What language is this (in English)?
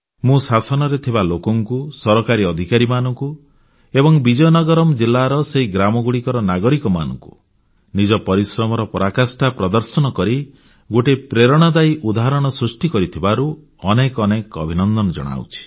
Odia